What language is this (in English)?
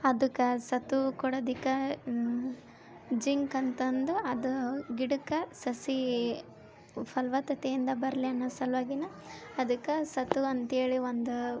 Kannada